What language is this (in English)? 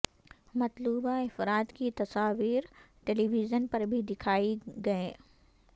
Urdu